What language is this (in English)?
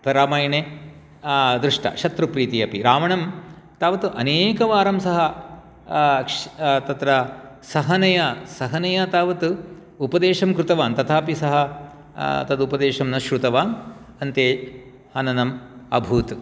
Sanskrit